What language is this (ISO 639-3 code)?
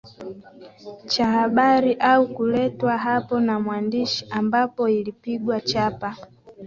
swa